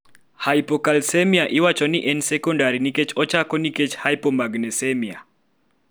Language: Luo (Kenya and Tanzania)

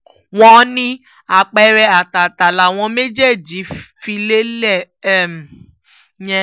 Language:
Yoruba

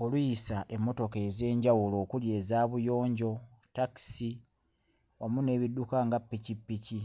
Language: Ganda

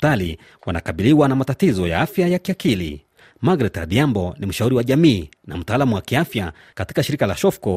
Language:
Swahili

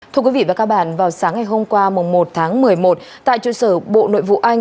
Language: Vietnamese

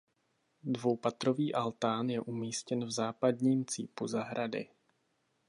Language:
Czech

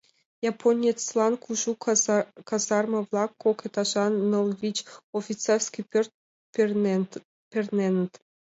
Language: Mari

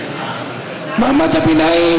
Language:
Hebrew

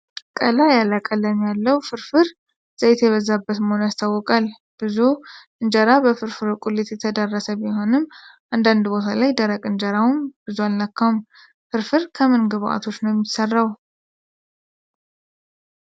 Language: Amharic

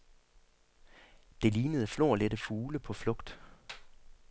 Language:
Danish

